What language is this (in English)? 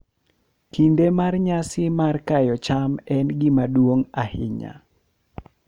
Luo (Kenya and Tanzania)